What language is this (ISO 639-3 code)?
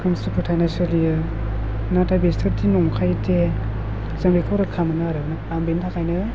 brx